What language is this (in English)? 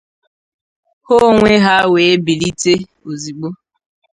Igbo